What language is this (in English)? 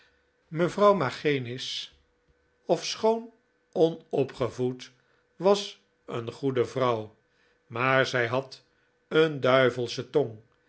Dutch